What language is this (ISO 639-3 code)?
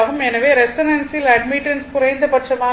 tam